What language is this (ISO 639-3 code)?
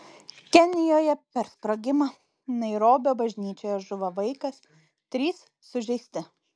lit